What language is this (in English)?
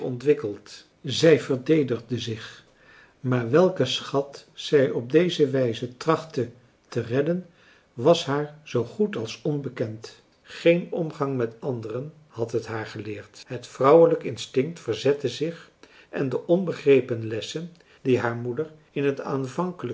Dutch